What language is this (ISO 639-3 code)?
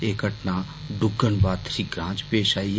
doi